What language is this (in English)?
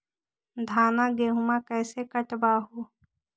Magahi